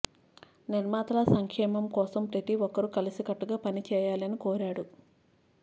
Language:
Telugu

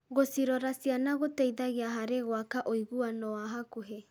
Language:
Kikuyu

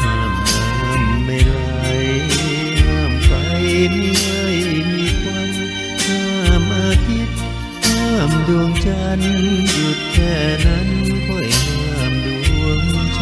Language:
Thai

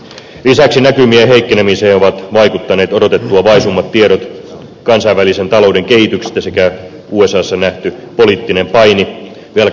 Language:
Finnish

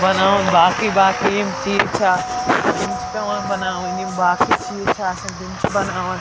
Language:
Kashmiri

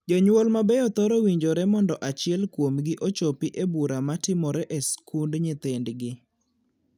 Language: Luo (Kenya and Tanzania)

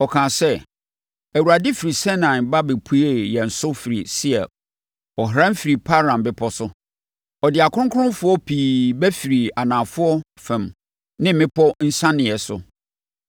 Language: Akan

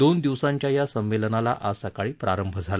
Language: Marathi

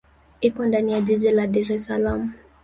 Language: Swahili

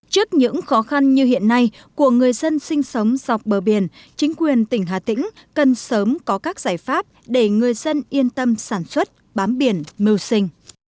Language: Vietnamese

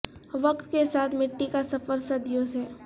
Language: Urdu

